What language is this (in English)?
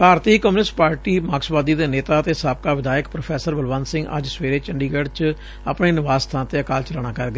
Punjabi